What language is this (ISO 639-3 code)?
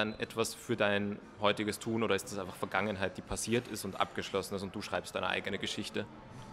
deu